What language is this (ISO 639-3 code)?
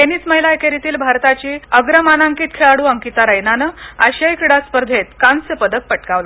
mar